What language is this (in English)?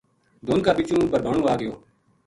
Gujari